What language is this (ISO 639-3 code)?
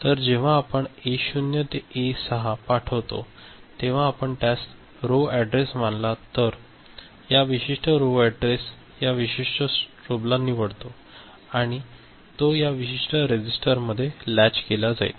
mar